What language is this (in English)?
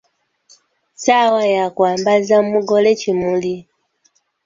Ganda